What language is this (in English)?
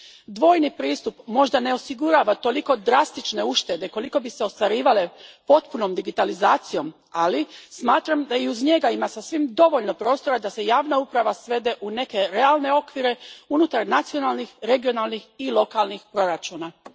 Croatian